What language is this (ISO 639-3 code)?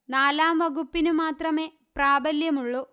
mal